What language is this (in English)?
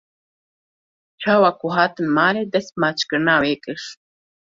Kurdish